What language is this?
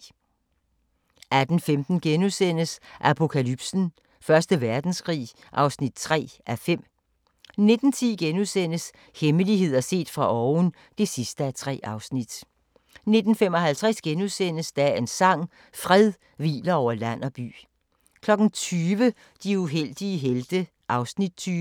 Danish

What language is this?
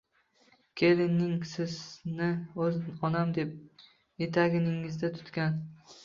Uzbek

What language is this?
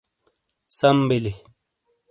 Shina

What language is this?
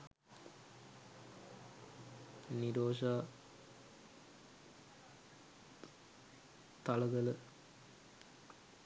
Sinhala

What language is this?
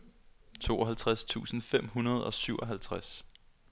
Danish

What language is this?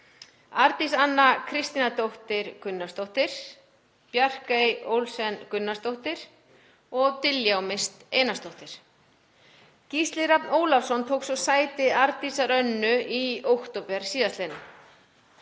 Icelandic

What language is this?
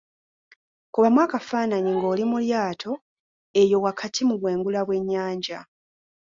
Ganda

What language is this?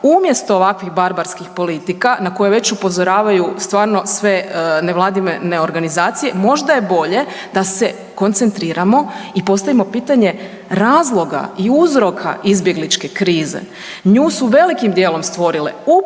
Croatian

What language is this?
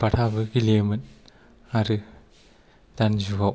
Bodo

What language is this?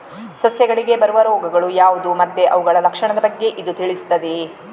Kannada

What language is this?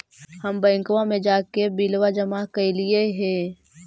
Magahi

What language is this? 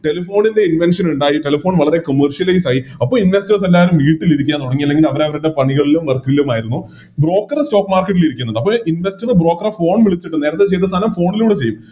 Malayalam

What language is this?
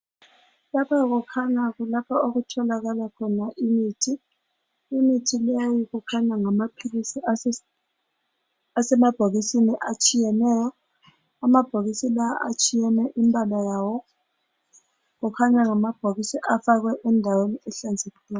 North Ndebele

